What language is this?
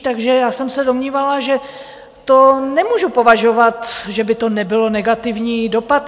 Czech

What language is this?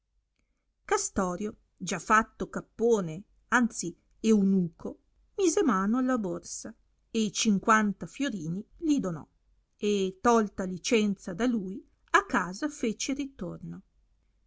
Italian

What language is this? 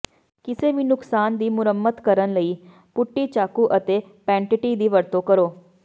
Punjabi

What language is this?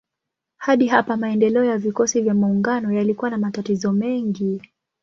Swahili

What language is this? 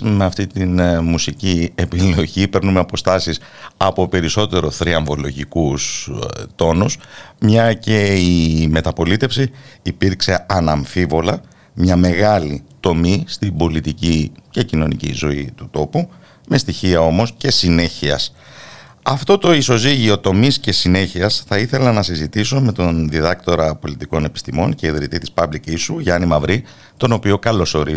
Greek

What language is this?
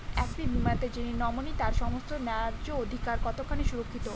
Bangla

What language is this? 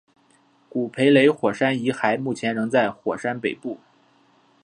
Chinese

